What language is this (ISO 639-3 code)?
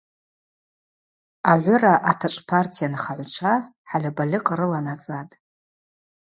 abq